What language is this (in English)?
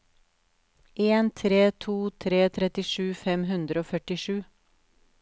Norwegian